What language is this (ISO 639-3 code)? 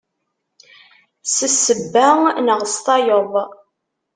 kab